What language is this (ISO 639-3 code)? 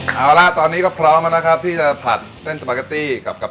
tha